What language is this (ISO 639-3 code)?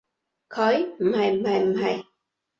yue